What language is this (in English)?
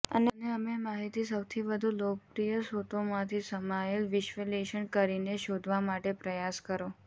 Gujarati